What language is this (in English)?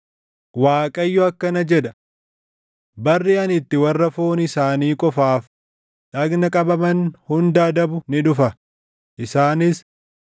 Oromo